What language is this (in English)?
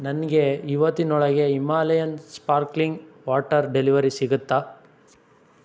Kannada